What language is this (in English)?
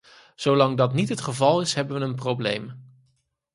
Dutch